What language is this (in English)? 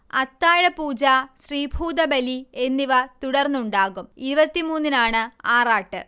Malayalam